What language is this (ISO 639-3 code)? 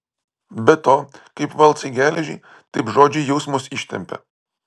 lit